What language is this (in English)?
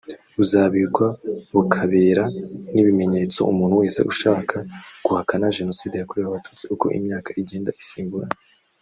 Kinyarwanda